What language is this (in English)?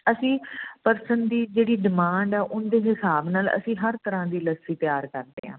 Punjabi